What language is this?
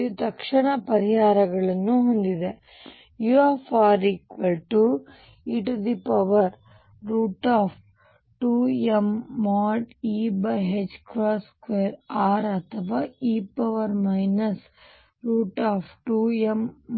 Kannada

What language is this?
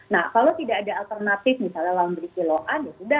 Indonesian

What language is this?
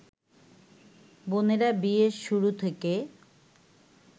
Bangla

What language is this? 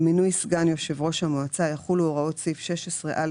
Hebrew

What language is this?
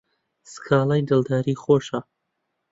Central Kurdish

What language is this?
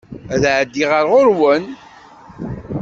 Kabyle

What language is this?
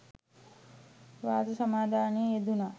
Sinhala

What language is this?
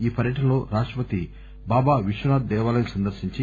Telugu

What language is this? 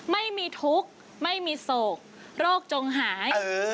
Thai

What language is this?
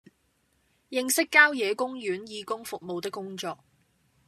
Cantonese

